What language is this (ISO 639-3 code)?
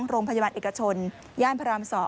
tha